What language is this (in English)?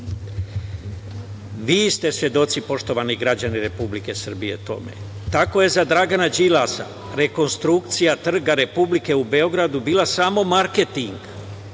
Serbian